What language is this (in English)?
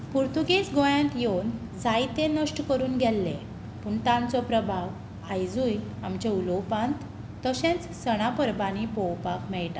Konkani